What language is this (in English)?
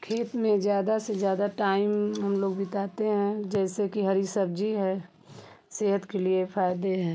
Hindi